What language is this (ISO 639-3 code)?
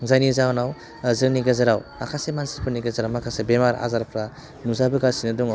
brx